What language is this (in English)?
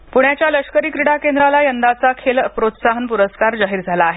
Marathi